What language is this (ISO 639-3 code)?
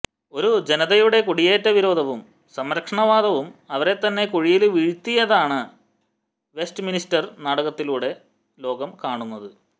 mal